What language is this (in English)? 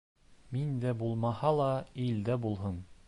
Bashkir